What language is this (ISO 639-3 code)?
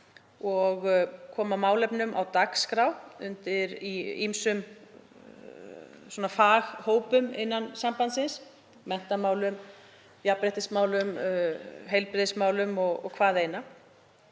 isl